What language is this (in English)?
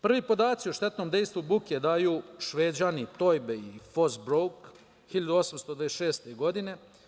Serbian